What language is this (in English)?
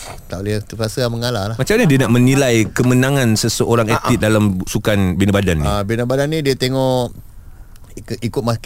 Malay